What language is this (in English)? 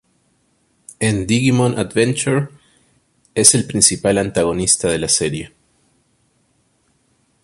Spanish